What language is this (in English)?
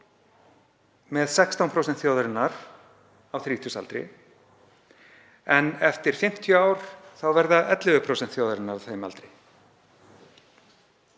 Icelandic